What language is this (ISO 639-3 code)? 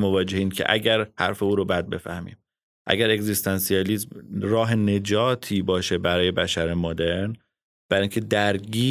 fas